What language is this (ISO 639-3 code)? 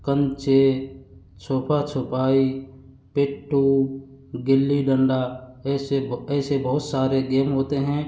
hin